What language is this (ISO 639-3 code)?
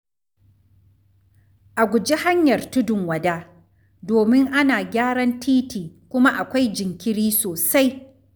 hau